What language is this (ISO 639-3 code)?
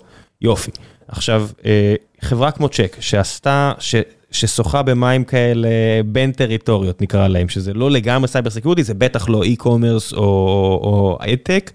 heb